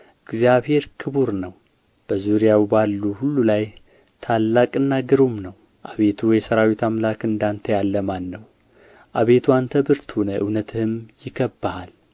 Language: Amharic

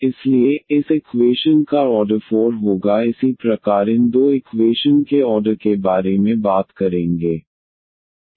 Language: Hindi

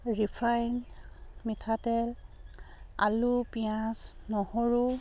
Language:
Assamese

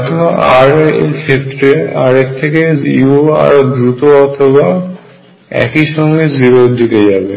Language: Bangla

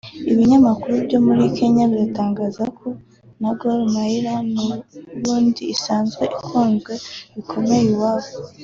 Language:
Kinyarwanda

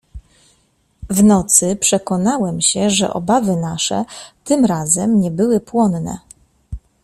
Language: Polish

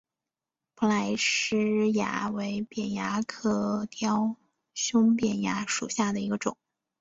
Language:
Chinese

